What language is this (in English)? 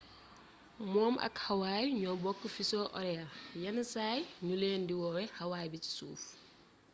Wolof